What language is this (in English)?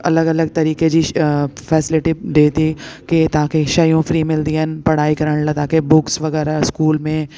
Sindhi